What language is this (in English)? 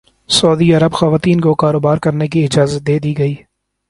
Urdu